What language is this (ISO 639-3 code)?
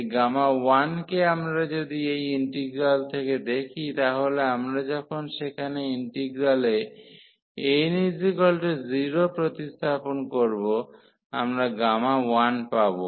ben